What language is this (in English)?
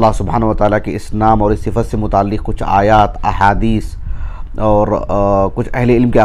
Arabic